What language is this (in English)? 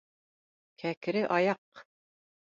Bashkir